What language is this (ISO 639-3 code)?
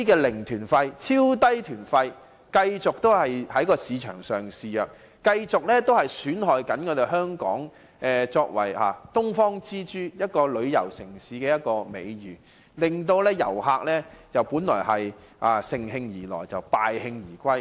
yue